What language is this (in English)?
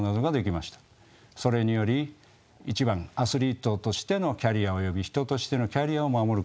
Japanese